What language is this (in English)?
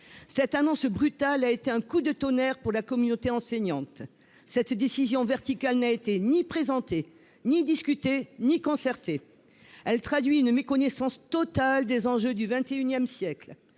French